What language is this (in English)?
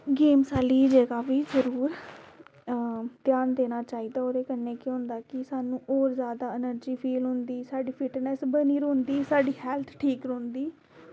Dogri